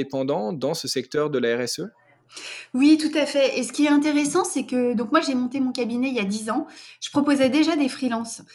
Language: French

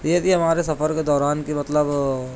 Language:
Urdu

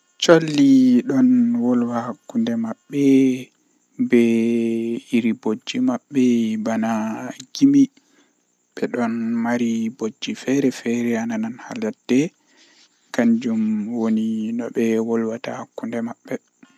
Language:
Western Niger Fulfulde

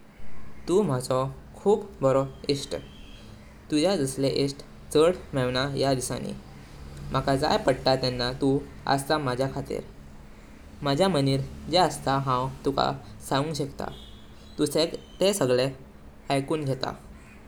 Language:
Konkani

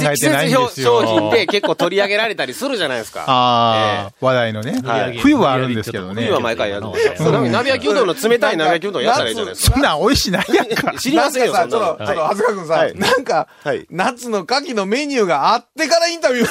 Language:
Japanese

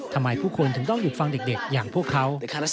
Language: Thai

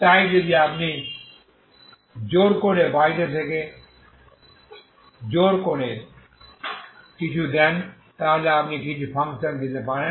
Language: Bangla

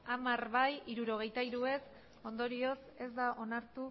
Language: Basque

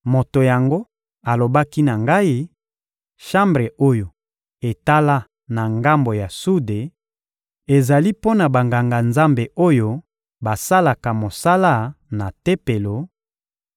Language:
Lingala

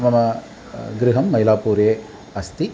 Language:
Sanskrit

